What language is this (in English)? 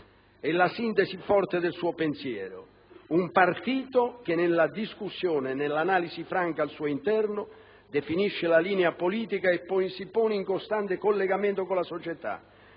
Italian